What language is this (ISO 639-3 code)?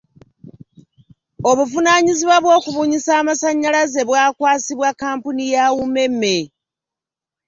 lug